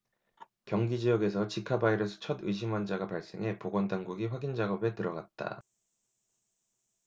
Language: Korean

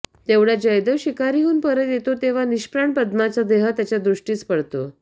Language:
Marathi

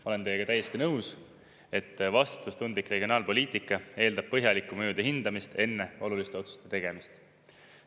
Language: Estonian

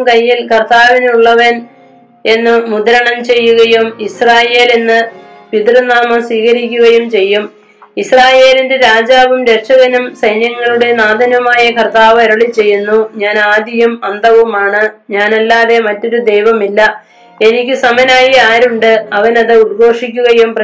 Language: Malayalam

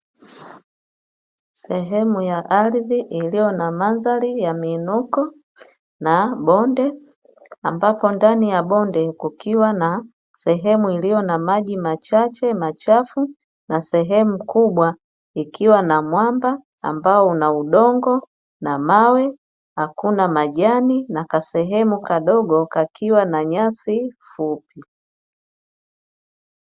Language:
Swahili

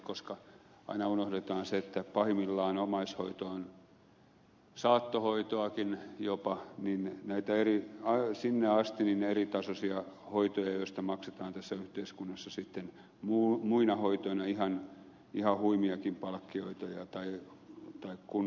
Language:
Finnish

